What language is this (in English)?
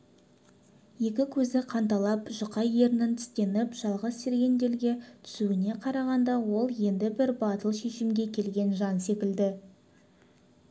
Kazakh